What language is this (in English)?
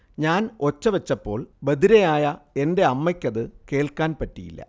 Malayalam